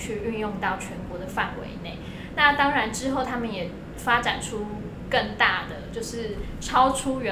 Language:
Chinese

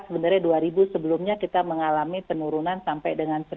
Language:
Indonesian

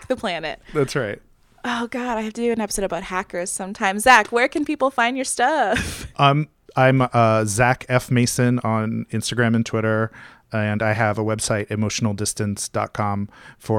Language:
English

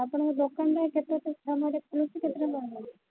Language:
Odia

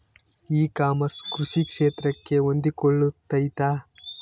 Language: Kannada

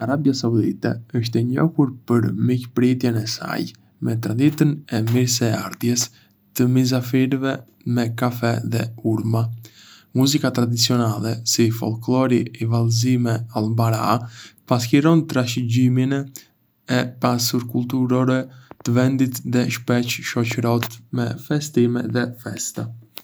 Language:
Arbëreshë Albanian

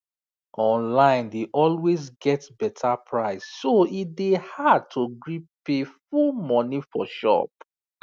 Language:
Nigerian Pidgin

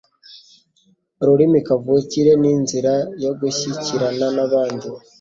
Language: Kinyarwanda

